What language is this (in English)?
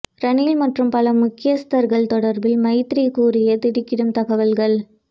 Tamil